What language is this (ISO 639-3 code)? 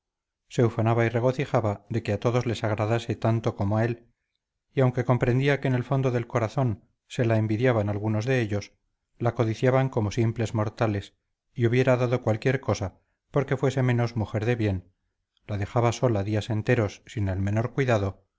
spa